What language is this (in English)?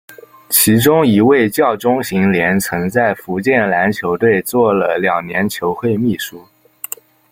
Chinese